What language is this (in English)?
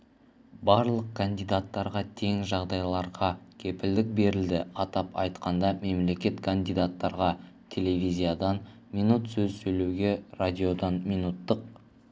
Kazakh